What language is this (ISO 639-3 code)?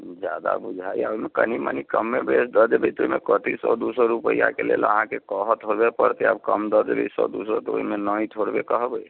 mai